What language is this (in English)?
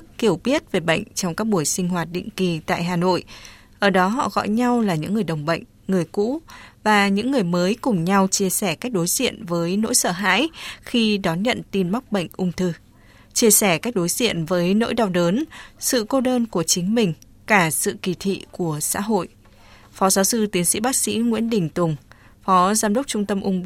Vietnamese